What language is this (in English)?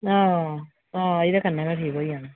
Dogri